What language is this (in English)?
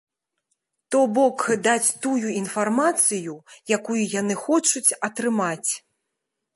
Belarusian